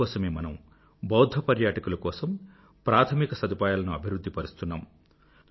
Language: Telugu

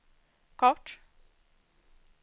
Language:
Swedish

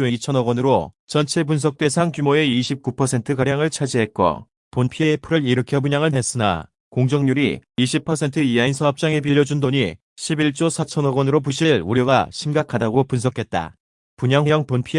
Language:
Korean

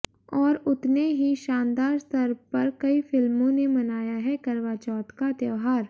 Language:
Hindi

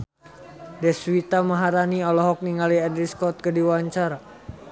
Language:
Sundanese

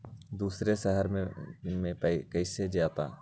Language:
Magahi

